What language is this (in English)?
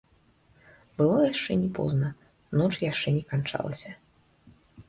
Belarusian